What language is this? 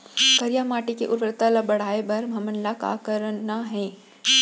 Chhattisgarhi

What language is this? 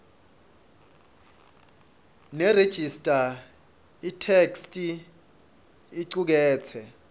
Swati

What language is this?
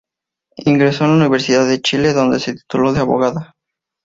Spanish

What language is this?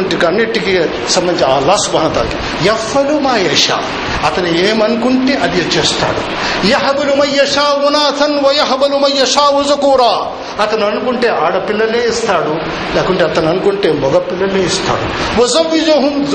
Telugu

